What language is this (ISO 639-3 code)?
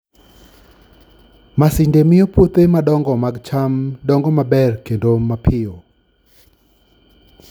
luo